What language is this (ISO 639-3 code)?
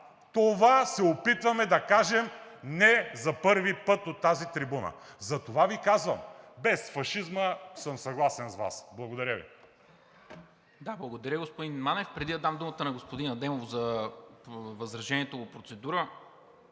bul